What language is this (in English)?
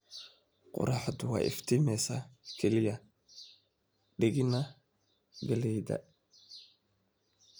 Somali